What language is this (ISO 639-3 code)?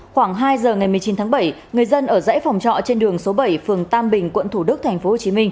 vie